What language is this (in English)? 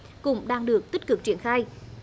Vietnamese